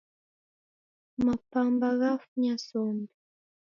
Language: Taita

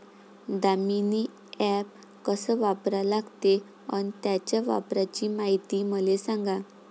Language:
Marathi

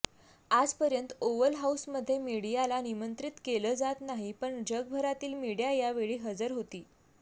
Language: Marathi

